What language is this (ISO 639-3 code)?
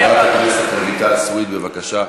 heb